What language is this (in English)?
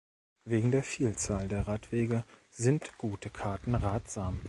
German